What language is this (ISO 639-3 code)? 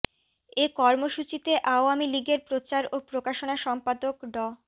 ben